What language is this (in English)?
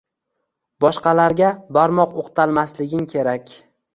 Uzbek